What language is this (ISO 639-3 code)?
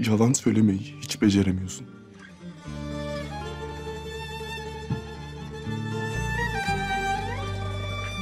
tur